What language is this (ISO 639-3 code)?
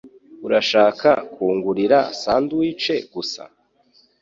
kin